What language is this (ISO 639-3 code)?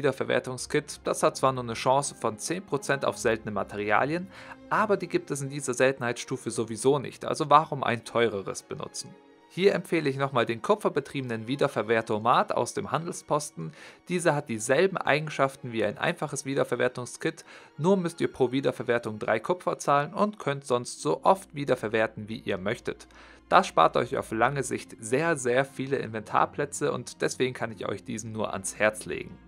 deu